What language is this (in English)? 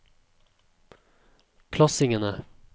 Norwegian